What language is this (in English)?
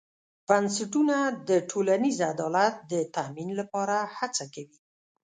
Pashto